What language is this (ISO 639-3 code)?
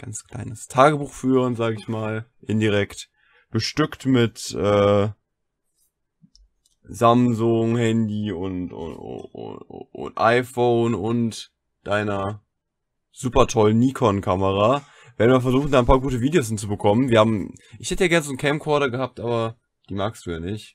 deu